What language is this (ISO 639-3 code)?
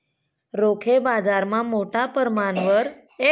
mar